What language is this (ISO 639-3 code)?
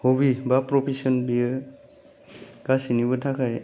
brx